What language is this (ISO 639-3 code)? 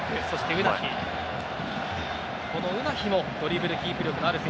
jpn